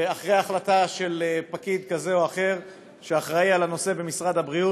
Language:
Hebrew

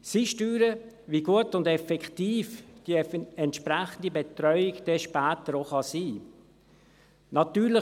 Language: Swiss German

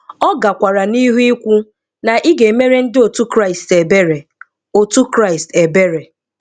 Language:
Igbo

